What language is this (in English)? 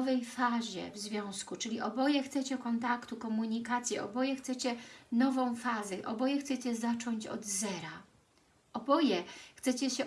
Polish